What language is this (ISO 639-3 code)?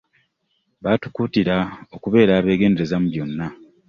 lug